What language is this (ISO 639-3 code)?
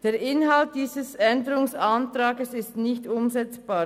gsw